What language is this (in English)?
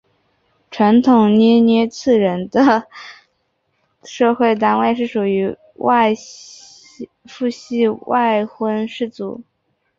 Chinese